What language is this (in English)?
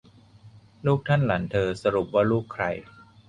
Thai